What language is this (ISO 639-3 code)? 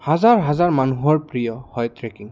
asm